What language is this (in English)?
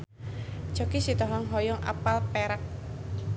Sundanese